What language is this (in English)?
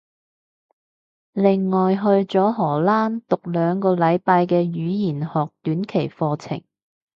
Cantonese